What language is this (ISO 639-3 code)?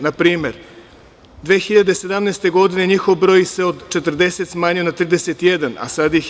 srp